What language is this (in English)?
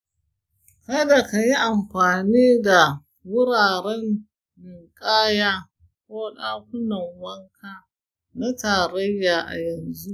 Hausa